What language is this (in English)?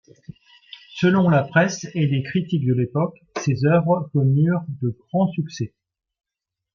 French